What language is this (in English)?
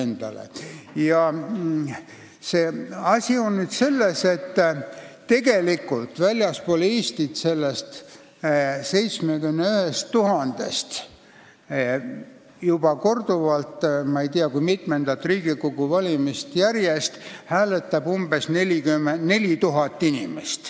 Estonian